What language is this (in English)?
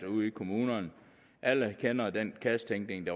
Danish